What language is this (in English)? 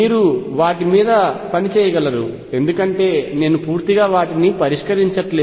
Telugu